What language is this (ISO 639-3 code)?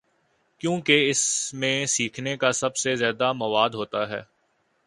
urd